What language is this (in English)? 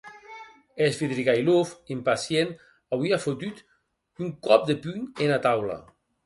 Occitan